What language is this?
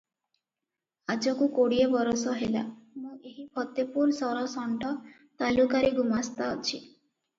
Odia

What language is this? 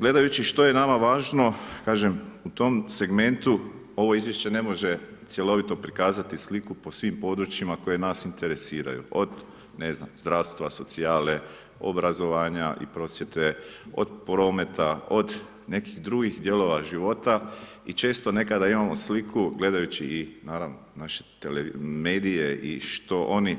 Croatian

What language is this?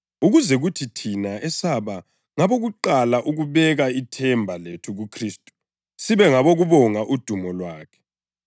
North Ndebele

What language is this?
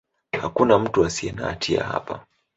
Swahili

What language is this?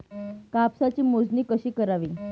Marathi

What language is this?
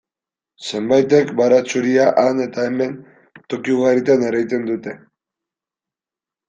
Basque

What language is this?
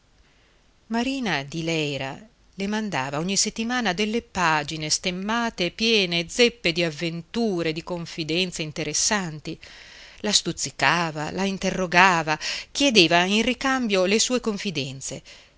Italian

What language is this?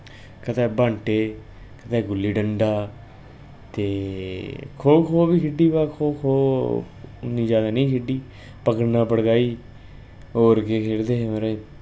Dogri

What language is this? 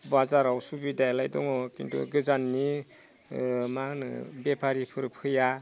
Bodo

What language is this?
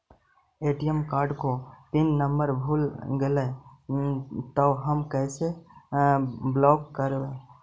Magahi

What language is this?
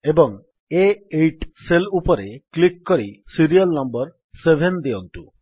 Odia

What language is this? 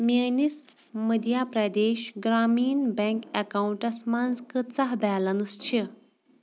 Kashmiri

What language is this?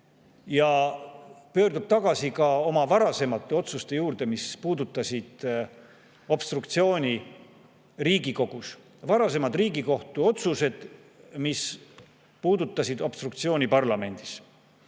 Estonian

